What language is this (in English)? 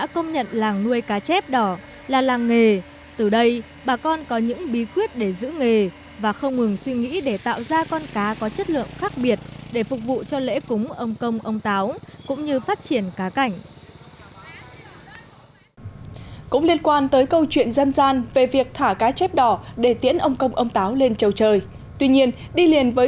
Vietnamese